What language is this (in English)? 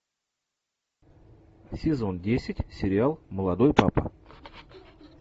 Russian